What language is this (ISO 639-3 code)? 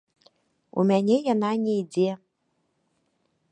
bel